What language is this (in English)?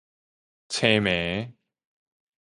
Min Nan Chinese